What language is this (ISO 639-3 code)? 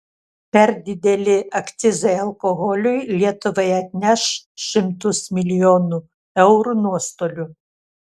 lit